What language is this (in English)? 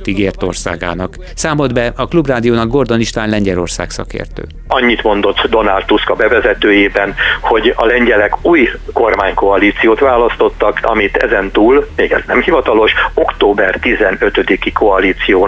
Hungarian